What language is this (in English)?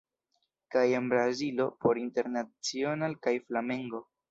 Esperanto